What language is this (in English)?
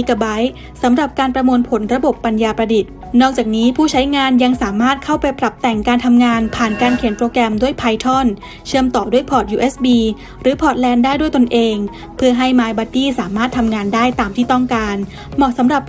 Thai